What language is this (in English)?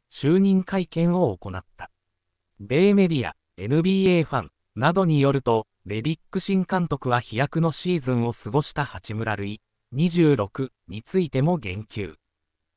Japanese